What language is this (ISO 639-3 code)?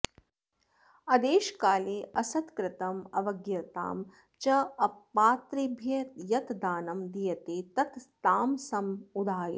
san